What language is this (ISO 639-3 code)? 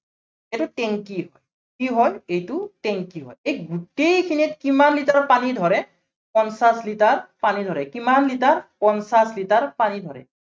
asm